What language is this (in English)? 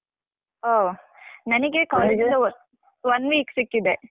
Kannada